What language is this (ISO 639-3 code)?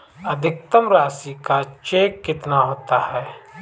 hin